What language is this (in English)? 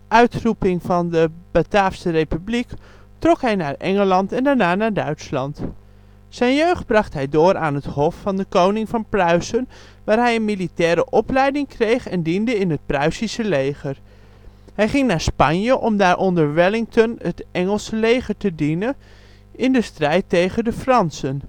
Dutch